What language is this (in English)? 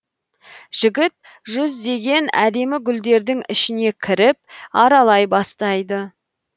Kazakh